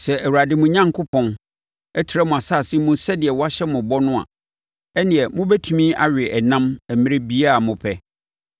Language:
Akan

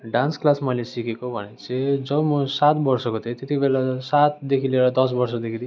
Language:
Nepali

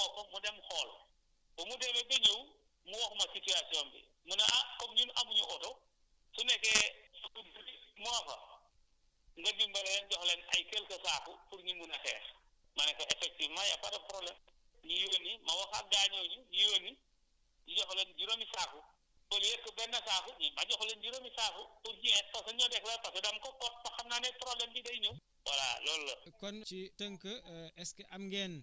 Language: Wolof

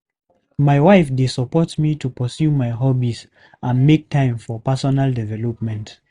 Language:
Nigerian Pidgin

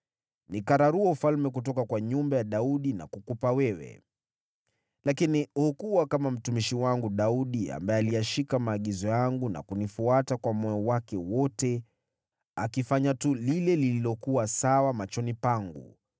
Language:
Swahili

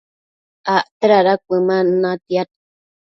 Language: Matsés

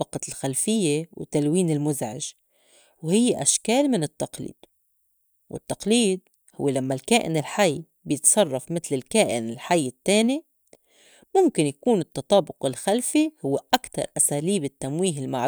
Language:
North Levantine Arabic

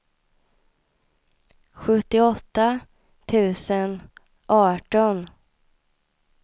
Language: Swedish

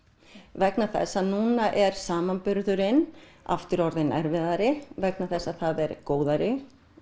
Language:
Icelandic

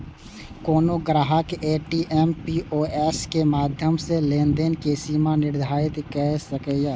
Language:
Maithili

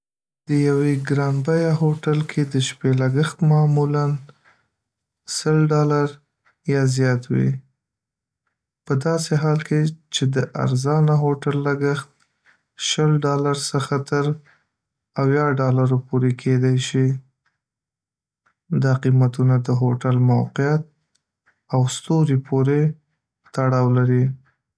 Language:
Pashto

